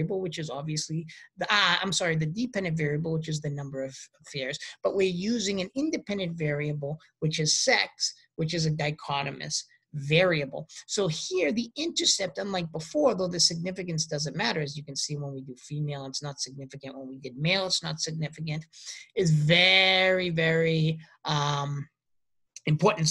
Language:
English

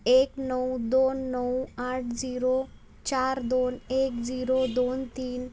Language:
Marathi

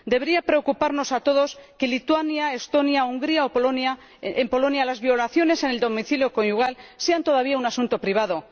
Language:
Spanish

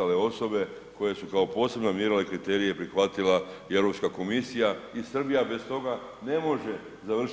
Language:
Croatian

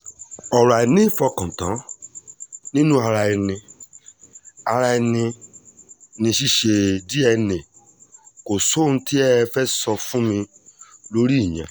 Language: Yoruba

